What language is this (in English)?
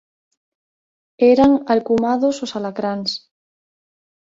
Galician